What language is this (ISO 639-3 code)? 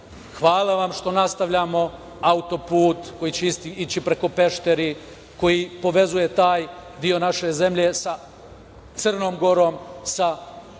srp